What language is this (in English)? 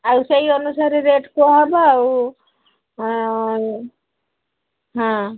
Odia